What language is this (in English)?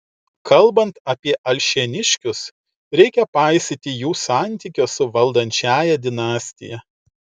Lithuanian